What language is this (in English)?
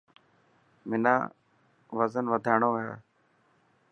Dhatki